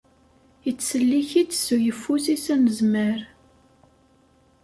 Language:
Kabyle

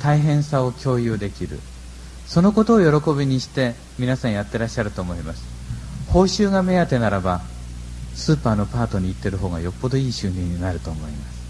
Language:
Japanese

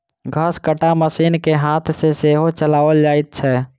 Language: Maithili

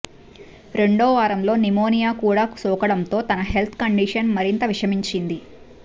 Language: Telugu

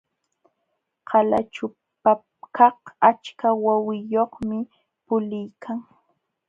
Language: Jauja Wanca Quechua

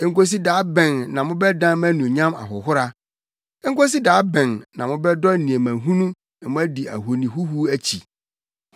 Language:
Akan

